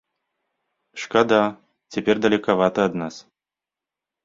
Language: Belarusian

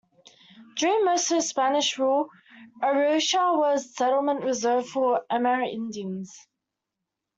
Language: English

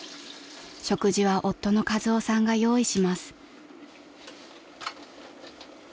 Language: Japanese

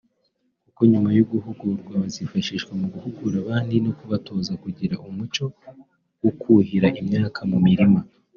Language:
Kinyarwanda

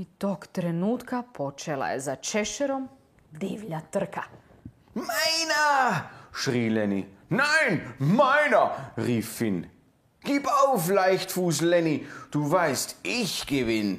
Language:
Croatian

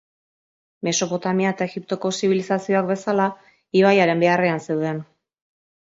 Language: Basque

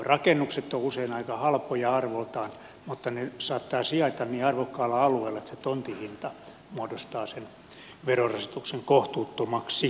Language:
Finnish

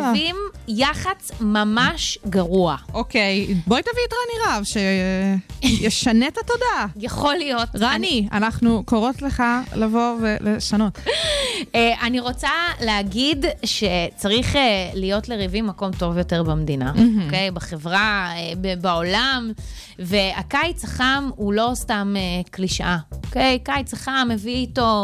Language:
Hebrew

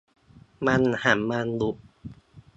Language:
Thai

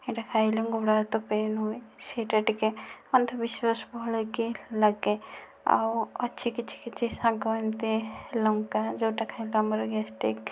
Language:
Odia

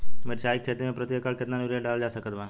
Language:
Bhojpuri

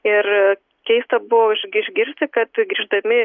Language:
Lithuanian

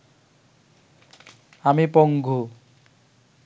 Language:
Bangla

